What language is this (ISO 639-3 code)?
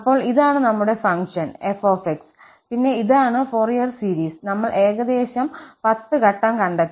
mal